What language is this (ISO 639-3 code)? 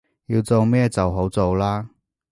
yue